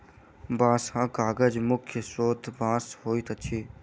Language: Maithili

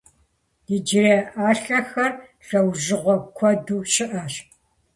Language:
Kabardian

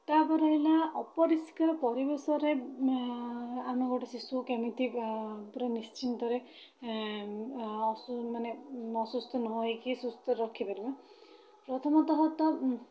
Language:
Odia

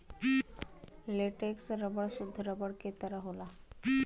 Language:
Bhojpuri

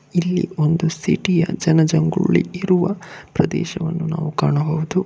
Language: Kannada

